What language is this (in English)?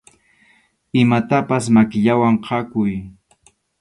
Arequipa-La Unión Quechua